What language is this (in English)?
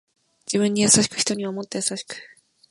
Japanese